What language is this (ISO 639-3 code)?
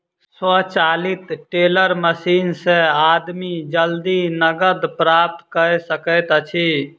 mai